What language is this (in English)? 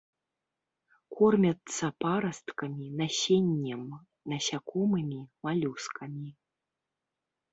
Belarusian